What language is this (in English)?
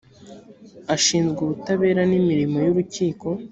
Kinyarwanda